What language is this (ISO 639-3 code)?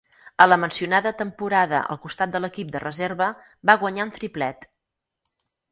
cat